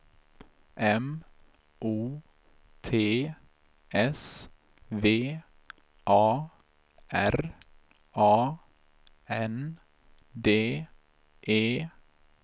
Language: Swedish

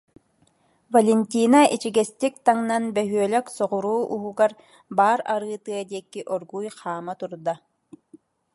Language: Yakut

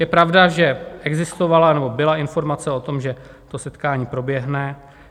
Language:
Czech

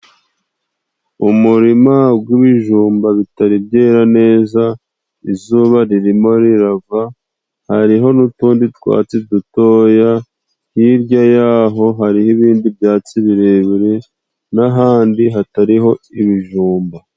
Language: Kinyarwanda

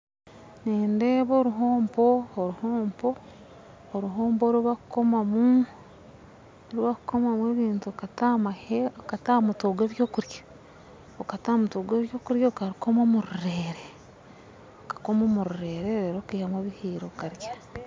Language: Nyankole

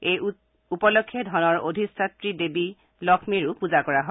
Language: Assamese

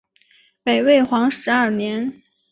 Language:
Chinese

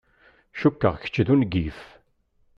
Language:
Kabyle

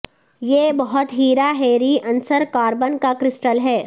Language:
Urdu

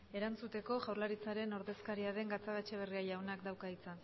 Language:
Basque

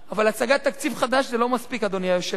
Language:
Hebrew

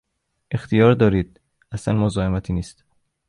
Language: Persian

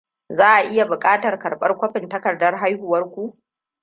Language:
Hausa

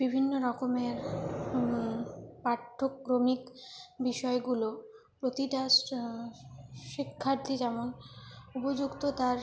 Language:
Bangla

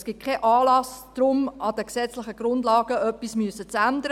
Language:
Swiss German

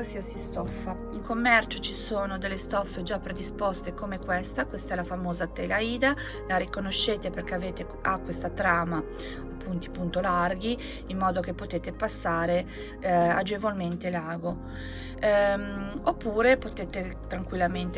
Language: Italian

